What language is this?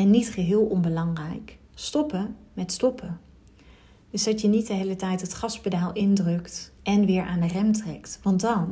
Dutch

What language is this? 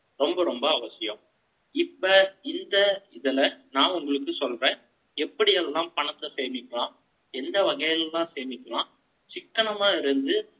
Tamil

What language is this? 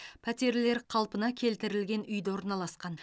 Kazakh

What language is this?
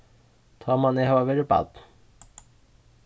Faroese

